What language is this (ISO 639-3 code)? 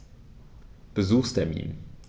deu